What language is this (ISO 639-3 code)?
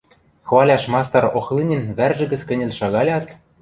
mrj